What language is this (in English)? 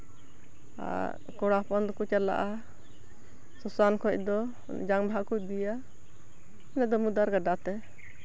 Santali